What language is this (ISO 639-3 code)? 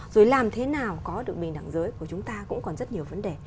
vie